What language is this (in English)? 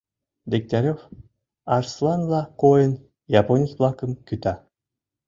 Mari